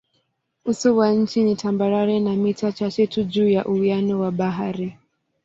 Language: Swahili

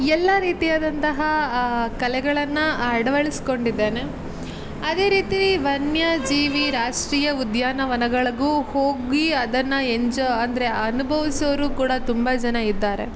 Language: Kannada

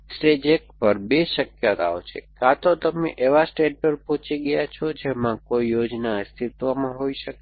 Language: Gujarati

